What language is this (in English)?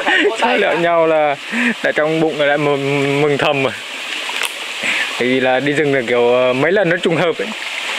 Vietnamese